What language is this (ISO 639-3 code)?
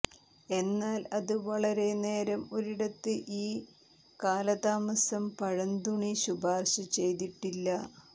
mal